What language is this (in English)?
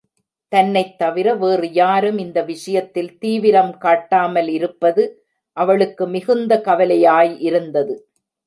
Tamil